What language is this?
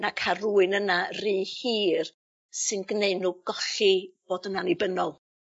Welsh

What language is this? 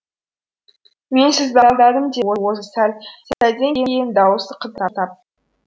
Kazakh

